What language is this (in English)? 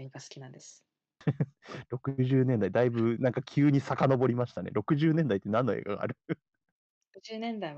Japanese